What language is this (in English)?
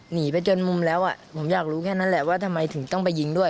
Thai